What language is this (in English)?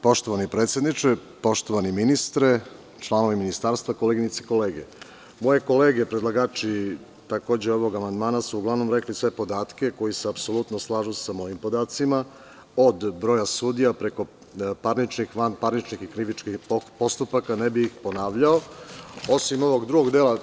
Serbian